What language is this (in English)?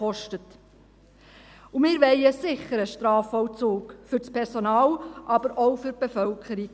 Swiss German